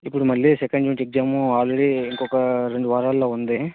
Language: Telugu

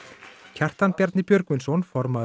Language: Icelandic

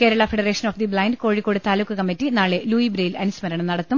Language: Malayalam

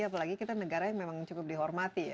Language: Indonesian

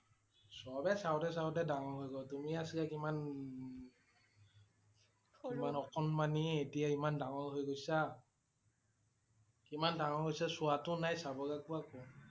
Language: Assamese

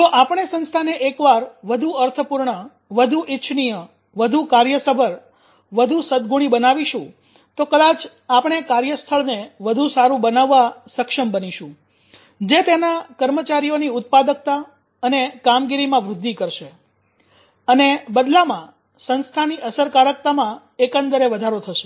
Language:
Gujarati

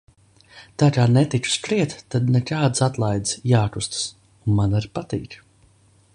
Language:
Latvian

